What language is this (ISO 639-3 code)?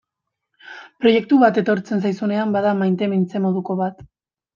eus